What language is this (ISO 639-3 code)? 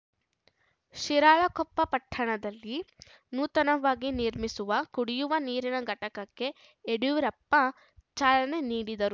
kan